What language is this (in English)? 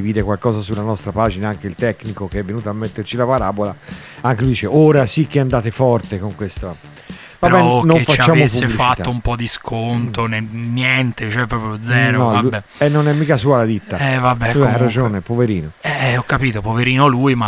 Italian